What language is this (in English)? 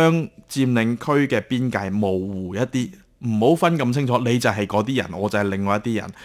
Chinese